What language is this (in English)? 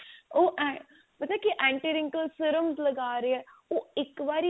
Punjabi